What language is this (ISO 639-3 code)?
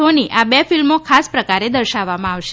guj